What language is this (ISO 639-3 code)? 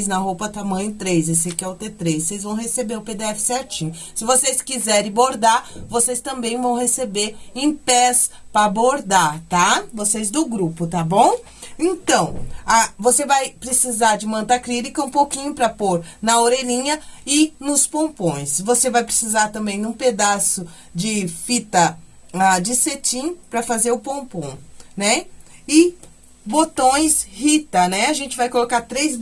por